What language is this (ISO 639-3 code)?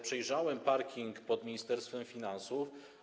pol